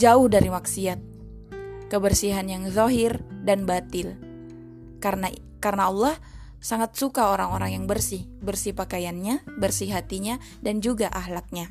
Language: Indonesian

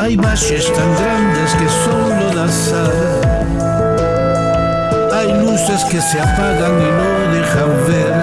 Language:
Spanish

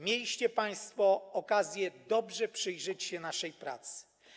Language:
Polish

